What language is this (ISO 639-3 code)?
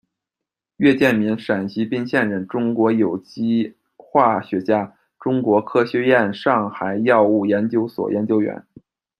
zho